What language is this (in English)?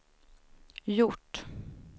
Swedish